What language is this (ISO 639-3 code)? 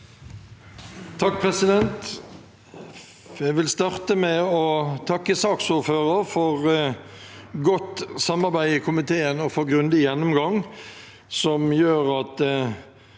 nor